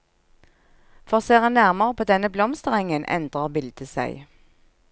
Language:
Norwegian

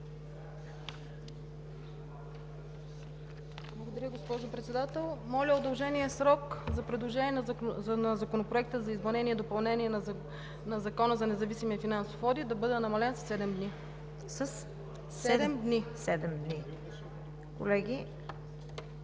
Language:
Bulgarian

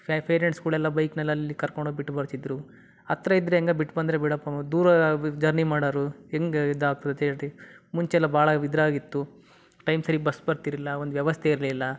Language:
Kannada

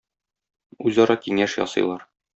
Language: Tatar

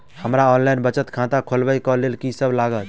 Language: Maithili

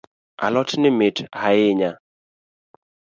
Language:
Luo (Kenya and Tanzania)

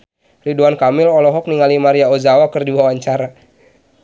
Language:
Sundanese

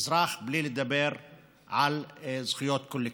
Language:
Hebrew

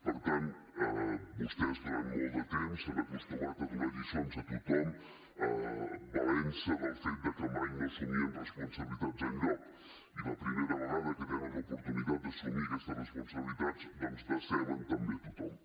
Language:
Catalan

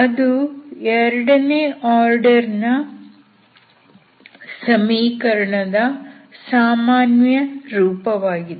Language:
Kannada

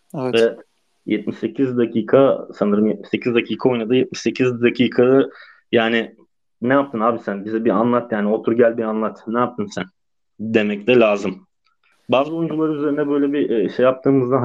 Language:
Turkish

